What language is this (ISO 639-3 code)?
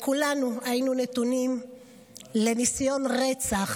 heb